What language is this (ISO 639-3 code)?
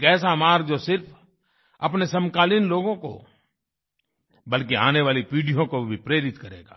hin